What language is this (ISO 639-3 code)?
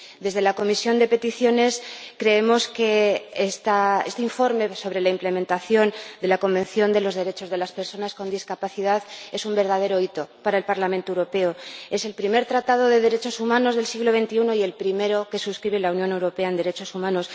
spa